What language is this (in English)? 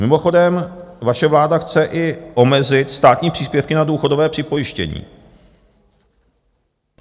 Czech